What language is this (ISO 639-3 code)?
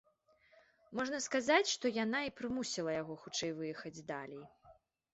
bel